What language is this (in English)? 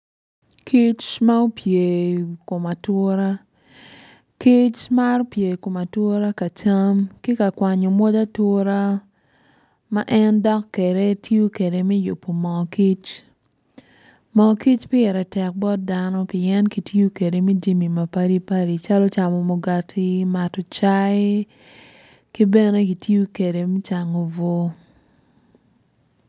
Acoli